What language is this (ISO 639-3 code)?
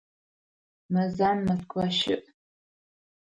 ady